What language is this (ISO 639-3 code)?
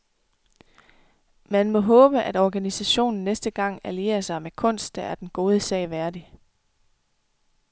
dan